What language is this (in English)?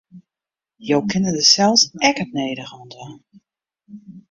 Western Frisian